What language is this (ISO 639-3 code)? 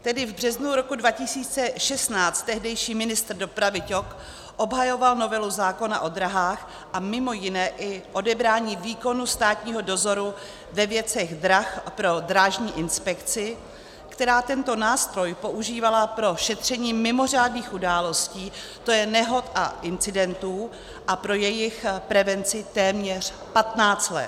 ces